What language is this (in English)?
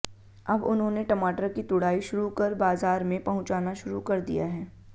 Hindi